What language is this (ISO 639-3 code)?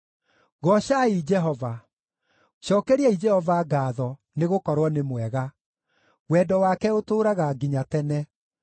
kik